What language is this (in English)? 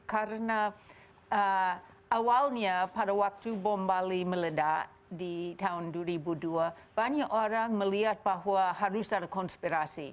Indonesian